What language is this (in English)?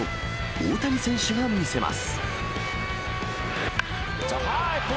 Japanese